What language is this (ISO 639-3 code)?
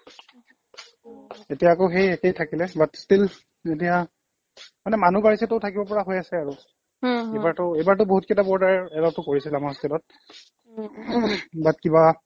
asm